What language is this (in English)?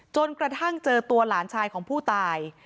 Thai